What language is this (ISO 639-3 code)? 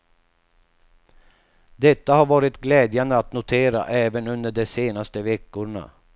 swe